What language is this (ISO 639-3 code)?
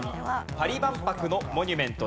jpn